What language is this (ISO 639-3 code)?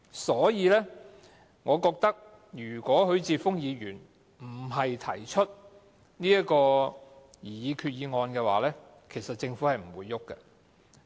yue